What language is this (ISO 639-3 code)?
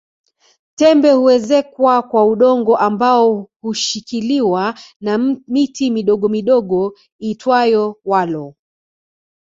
swa